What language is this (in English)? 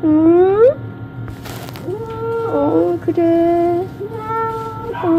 Korean